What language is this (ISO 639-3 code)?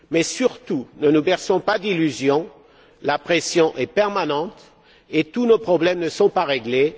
fra